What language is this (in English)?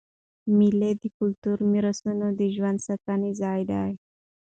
Pashto